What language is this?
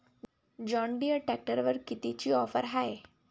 Marathi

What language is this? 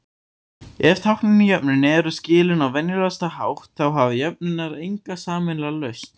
Icelandic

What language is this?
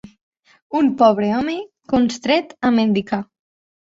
Catalan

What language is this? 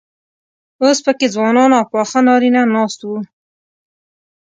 Pashto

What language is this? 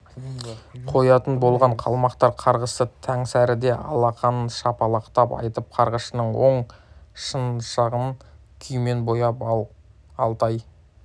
Kazakh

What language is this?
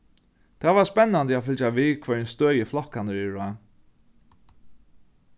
Faroese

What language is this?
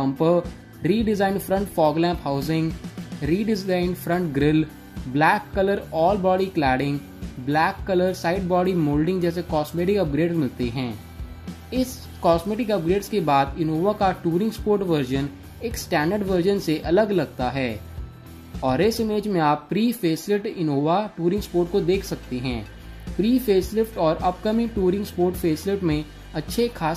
Hindi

